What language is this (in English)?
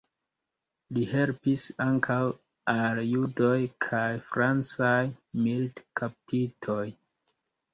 Esperanto